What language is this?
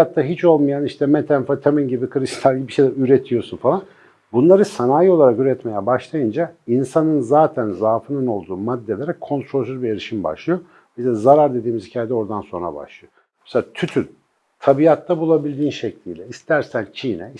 Turkish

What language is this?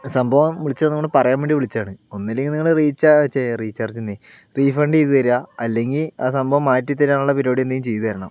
Malayalam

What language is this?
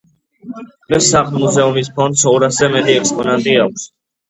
Georgian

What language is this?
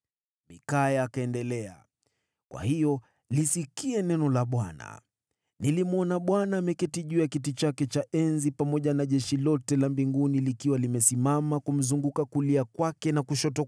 Swahili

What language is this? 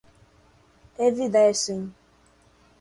Portuguese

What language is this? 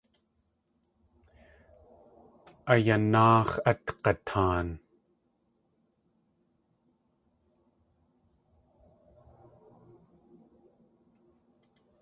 Tlingit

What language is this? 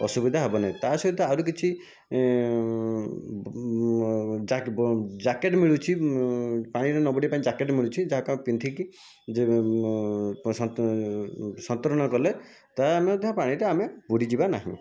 Odia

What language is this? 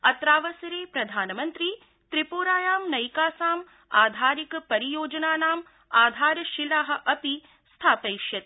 Sanskrit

